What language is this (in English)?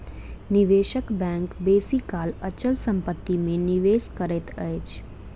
Maithili